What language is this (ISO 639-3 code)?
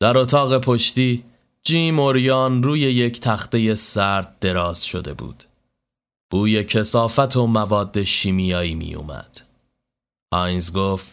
fas